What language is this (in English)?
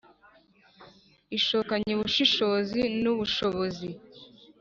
Kinyarwanda